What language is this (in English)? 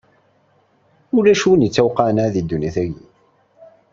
Kabyle